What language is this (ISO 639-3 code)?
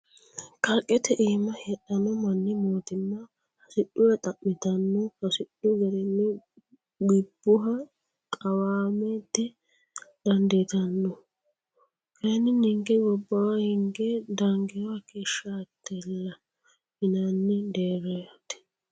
sid